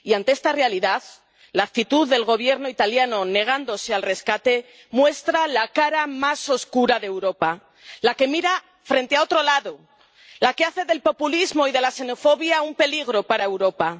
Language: Spanish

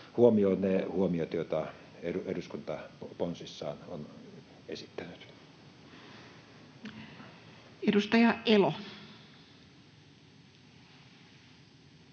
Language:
Finnish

